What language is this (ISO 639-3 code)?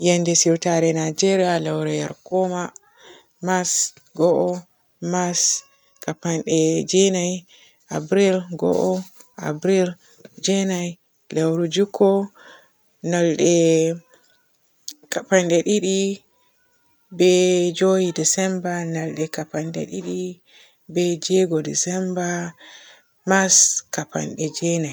fue